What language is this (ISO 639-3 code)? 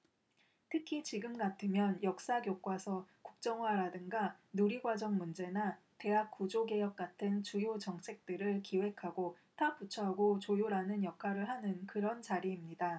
kor